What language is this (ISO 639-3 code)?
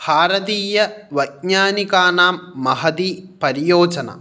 san